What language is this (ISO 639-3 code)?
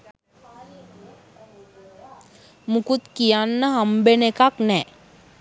sin